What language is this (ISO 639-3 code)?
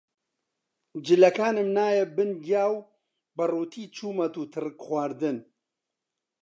ckb